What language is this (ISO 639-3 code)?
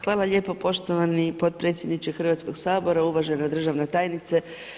hrv